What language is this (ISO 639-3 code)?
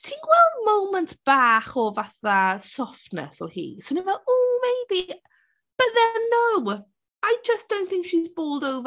cym